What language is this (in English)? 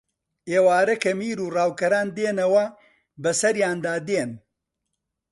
Central Kurdish